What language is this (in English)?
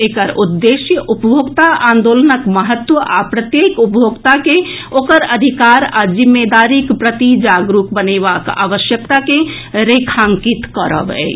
Maithili